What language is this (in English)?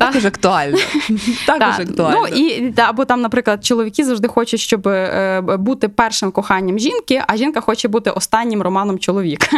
Ukrainian